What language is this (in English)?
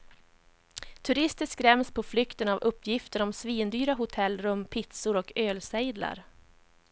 Swedish